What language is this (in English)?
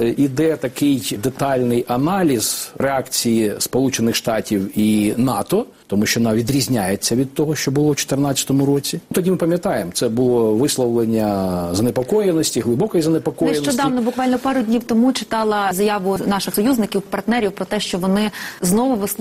Ukrainian